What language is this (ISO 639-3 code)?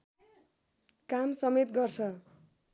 nep